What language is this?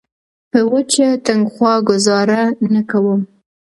Pashto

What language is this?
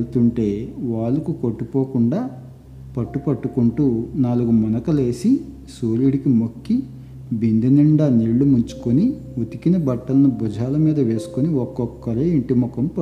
Telugu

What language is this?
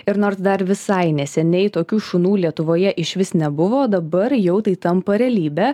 Lithuanian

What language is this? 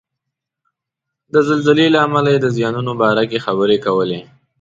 Pashto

